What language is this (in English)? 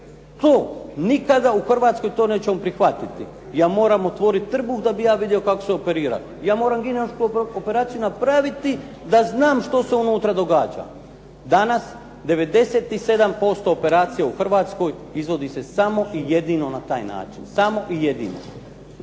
Croatian